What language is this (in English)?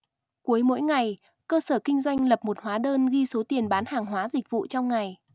Vietnamese